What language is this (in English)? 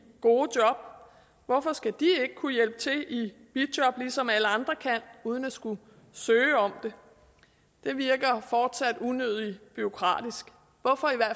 Danish